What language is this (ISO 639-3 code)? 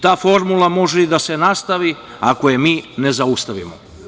srp